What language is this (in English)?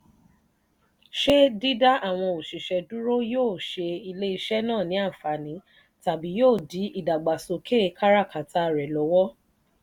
Yoruba